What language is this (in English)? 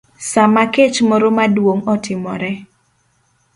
Luo (Kenya and Tanzania)